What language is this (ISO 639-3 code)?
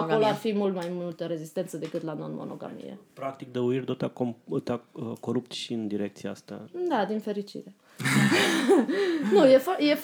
ron